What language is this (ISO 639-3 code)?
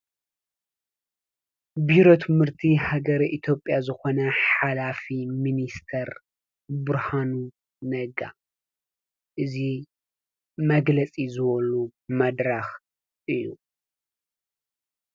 tir